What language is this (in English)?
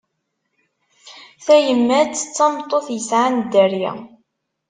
Kabyle